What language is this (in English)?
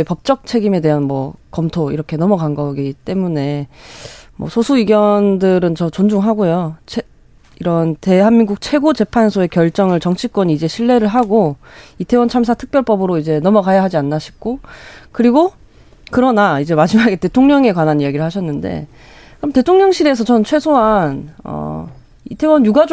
Korean